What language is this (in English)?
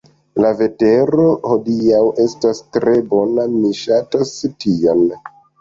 Esperanto